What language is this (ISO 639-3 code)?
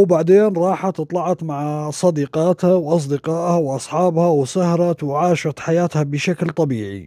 ara